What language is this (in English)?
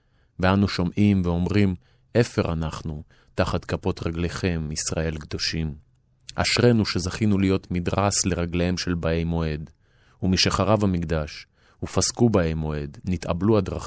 Hebrew